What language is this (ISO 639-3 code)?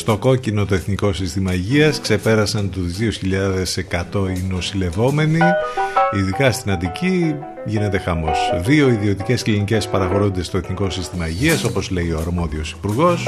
ell